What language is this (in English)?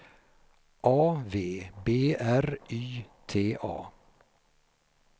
Swedish